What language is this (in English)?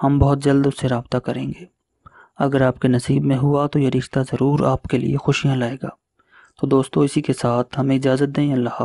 Hindi